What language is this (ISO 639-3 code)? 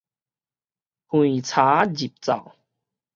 nan